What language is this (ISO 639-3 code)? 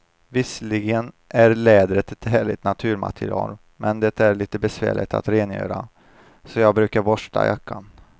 swe